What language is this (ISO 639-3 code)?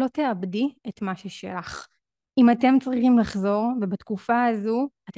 heb